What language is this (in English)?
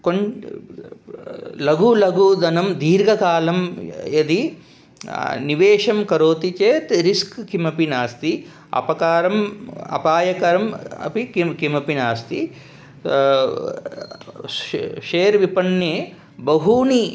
Sanskrit